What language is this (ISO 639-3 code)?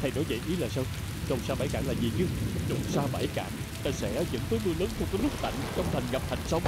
vie